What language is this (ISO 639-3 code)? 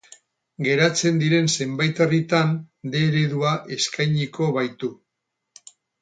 eus